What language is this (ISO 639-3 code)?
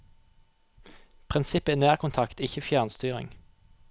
nor